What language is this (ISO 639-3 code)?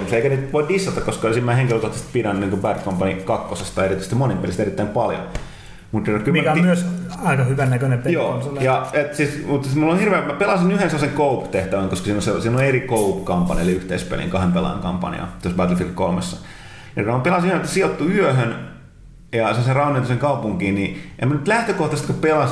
fin